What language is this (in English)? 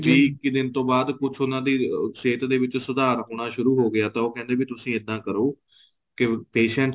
Punjabi